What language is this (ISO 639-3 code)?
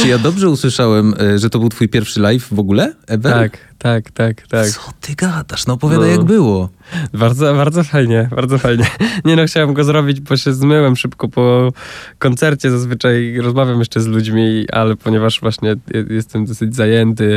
pol